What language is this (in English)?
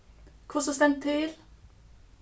Faroese